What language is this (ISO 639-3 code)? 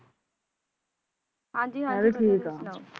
pan